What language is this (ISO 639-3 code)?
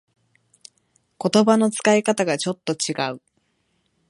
jpn